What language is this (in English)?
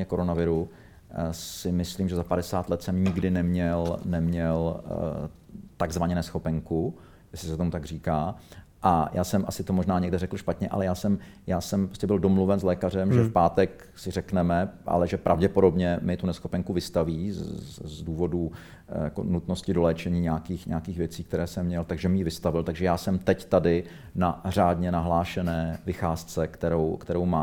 Czech